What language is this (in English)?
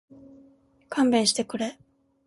Japanese